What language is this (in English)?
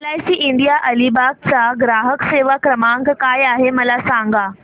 Marathi